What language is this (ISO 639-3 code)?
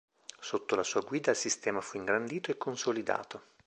ita